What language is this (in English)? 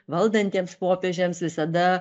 Lithuanian